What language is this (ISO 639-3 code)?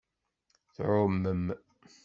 kab